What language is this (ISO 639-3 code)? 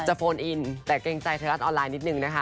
tha